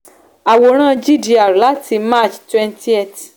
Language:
Yoruba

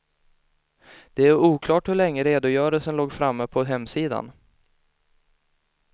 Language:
Swedish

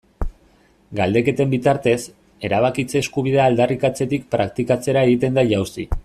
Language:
Basque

